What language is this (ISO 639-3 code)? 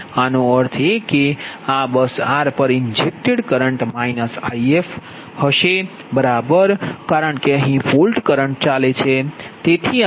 guj